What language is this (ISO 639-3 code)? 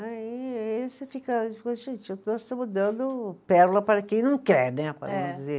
por